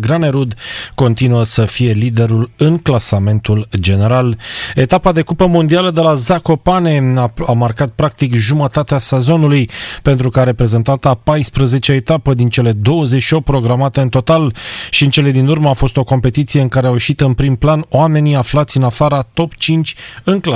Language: Romanian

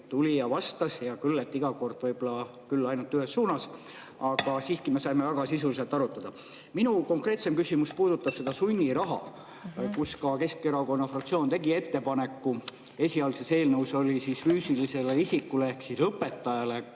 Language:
Estonian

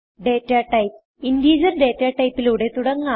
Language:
Malayalam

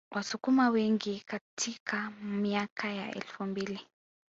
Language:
Swahili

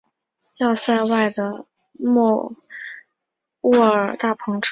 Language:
Chinese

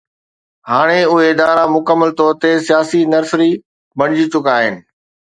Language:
Sindhi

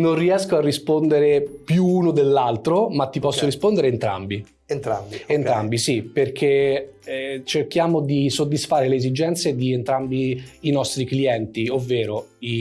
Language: Italian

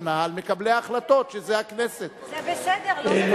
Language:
Hebrew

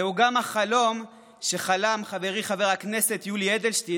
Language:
Hebrew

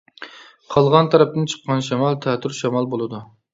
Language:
Uyghur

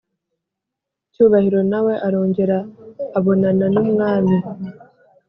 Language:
Kinyarwanda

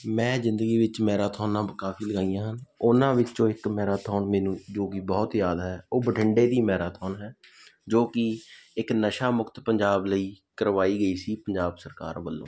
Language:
Punjabi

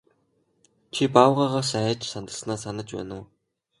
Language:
Mongolian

